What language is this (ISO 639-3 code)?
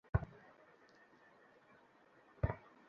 ben